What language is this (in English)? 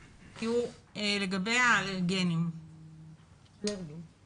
Hebrew